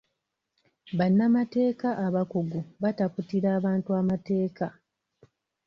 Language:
Ganda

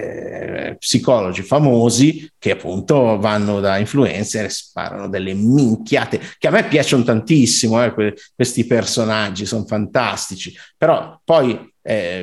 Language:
Italian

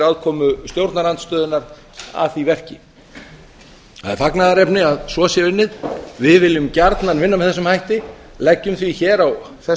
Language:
Icelandic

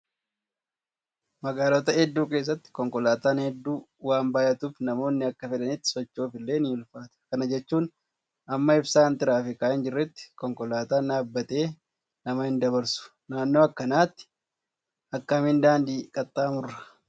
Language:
Oromo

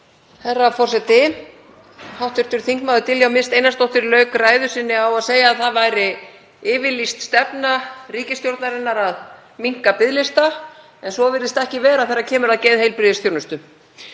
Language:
Icelandic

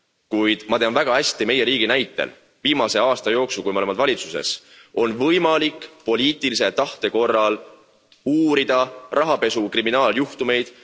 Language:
Estonian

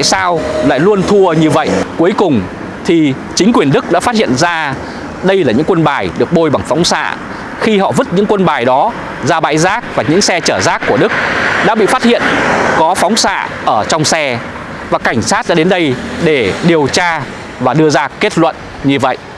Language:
Vietnamese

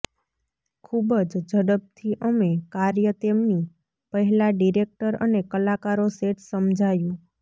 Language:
Gujarati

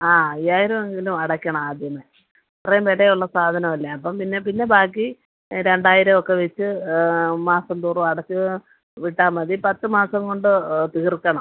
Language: Malayalam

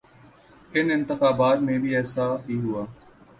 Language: Urdu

